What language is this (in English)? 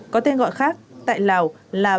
Vietnamese